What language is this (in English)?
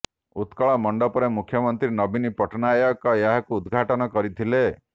Odia